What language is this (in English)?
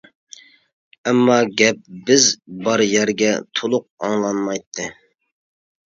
Uyghur